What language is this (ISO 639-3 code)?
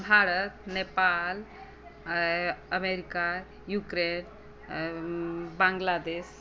mai